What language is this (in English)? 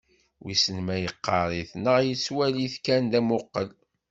Kabyle